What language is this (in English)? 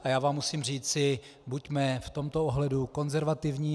Czech